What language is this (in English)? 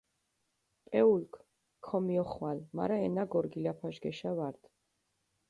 Mingrelian